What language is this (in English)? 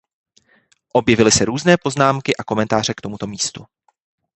Czech